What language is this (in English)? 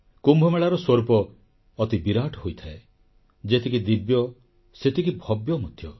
Odia